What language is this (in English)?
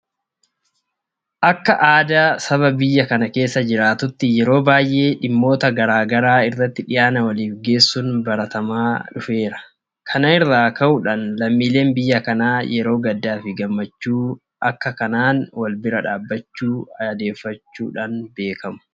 Oromo